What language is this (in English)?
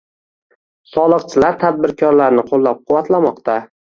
Uzbek